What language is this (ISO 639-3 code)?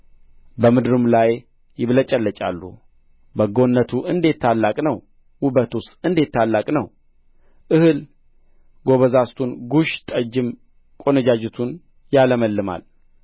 amh